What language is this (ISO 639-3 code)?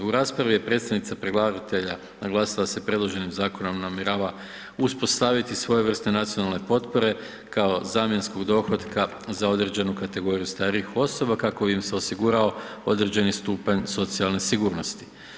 hrv